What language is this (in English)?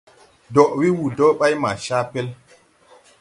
Tupuri